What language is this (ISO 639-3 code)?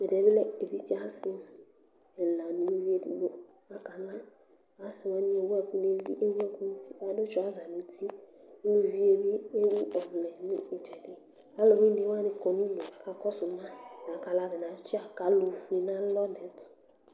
kpo